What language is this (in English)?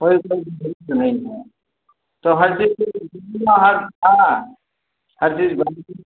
Hindi